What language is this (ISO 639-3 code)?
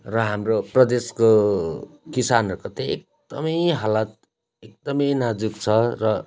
nep